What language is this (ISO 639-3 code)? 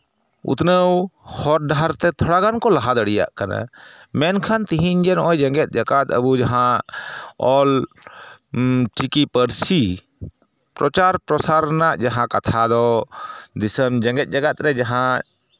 sat